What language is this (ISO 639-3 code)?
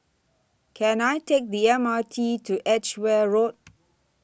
eng